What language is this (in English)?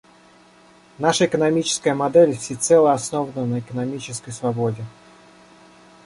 Russian